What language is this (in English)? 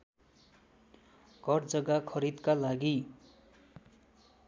Nepali